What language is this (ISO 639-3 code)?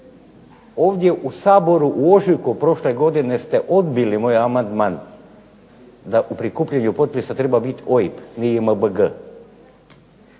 hrv